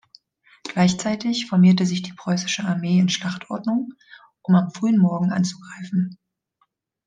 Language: German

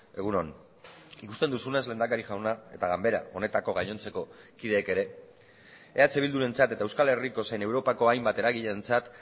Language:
Basque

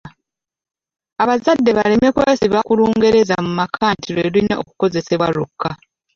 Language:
Ganda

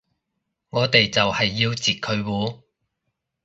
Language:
Cantonese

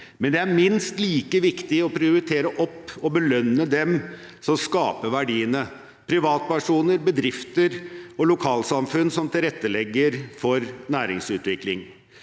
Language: Norwegian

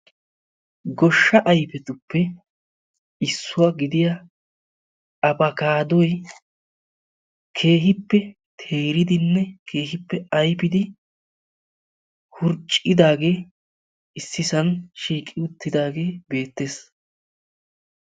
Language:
Wolaytta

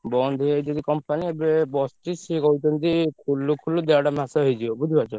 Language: Odia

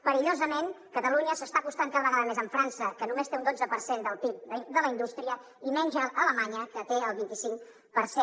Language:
Catalan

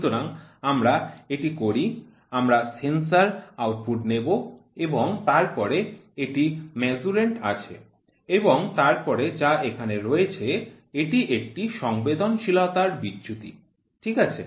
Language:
Bangla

